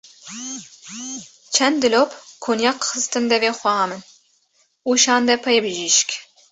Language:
Kurdish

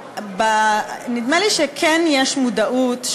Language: Hebrew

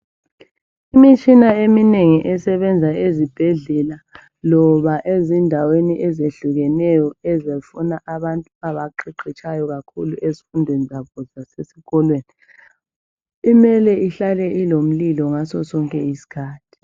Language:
North Ndebele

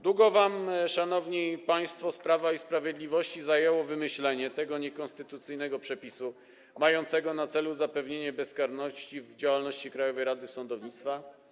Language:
Polish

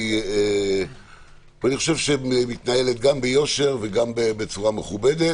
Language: Hebrew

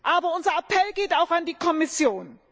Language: German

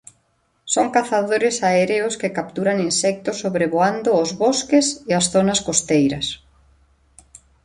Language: Galician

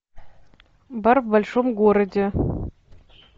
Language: Russian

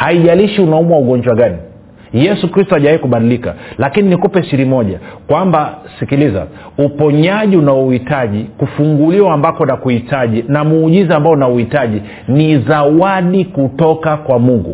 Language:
Swahili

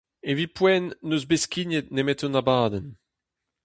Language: Breton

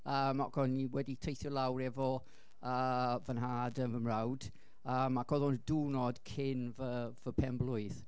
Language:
Welsh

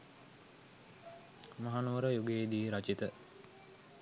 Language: Sinhala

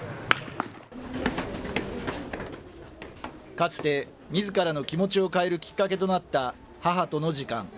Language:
Japanese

